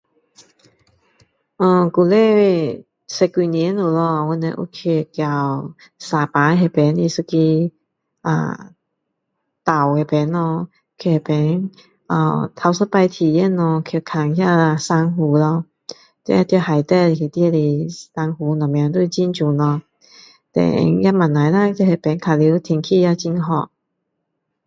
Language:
Min Dong Chinese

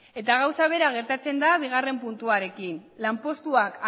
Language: Basque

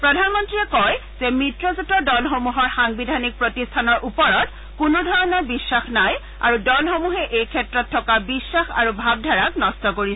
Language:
Assamese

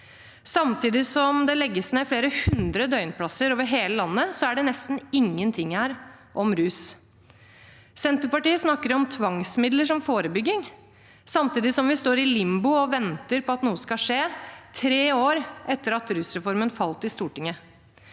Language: Norwegian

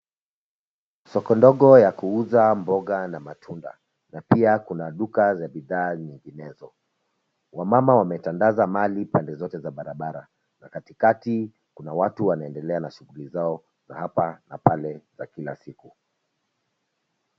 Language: Swahili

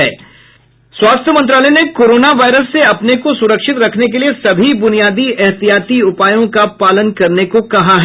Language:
Hindi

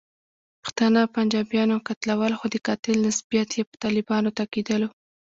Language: Pashto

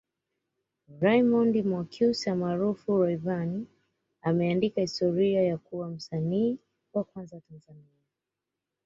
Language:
Swahili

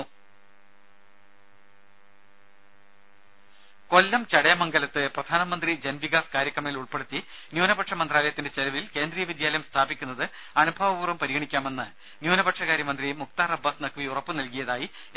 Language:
Malayalam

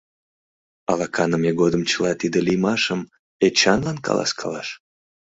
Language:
Mari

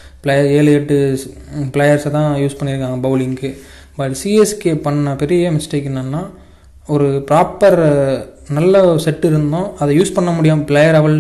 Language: Tamil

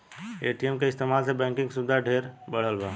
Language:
Bhojpuri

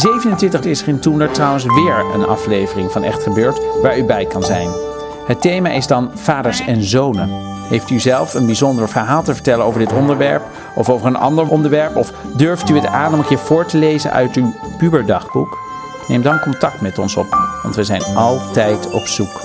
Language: Dutch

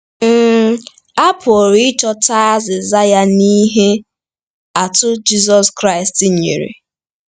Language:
Igbo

